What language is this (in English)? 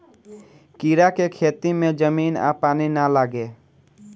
Bhojpuri